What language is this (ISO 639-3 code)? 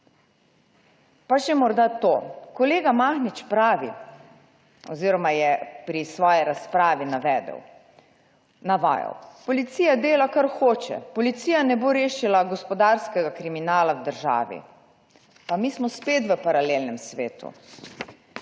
slv